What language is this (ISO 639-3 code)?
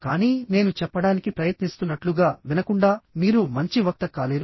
tel